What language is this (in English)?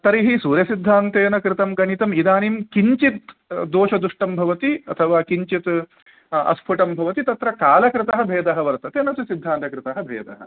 Sanskrit